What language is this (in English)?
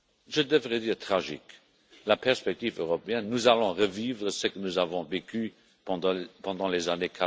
French